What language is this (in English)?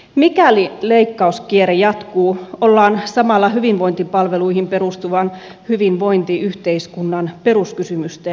Finnish